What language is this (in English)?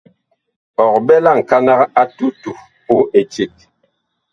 Bakoko